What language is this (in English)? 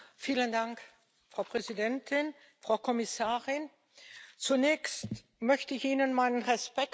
German